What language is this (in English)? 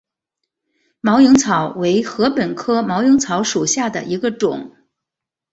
Chinese